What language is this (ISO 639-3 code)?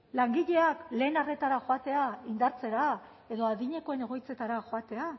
eus